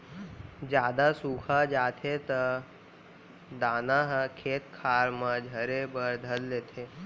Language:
Chhattisgarhi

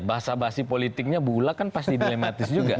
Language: Indonesian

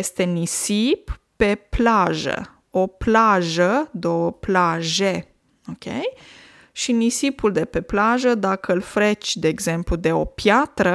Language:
Romanian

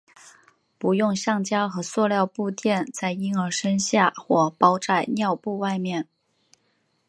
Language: Chinese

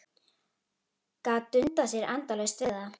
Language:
Icelandic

